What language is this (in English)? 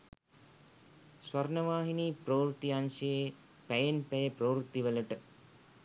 Sinhala